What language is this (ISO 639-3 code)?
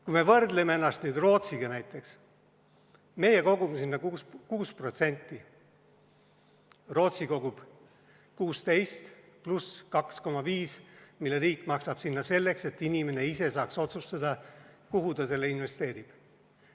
est